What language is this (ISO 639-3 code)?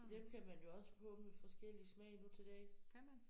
dan